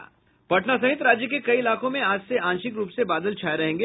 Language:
Hindi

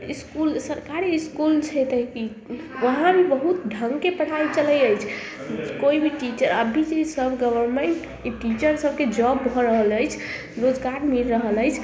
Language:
Maithili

